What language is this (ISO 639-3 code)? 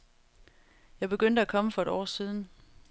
dan